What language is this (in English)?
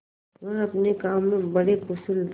Hindi